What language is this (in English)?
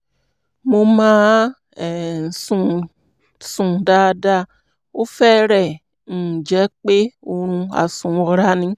Yoruba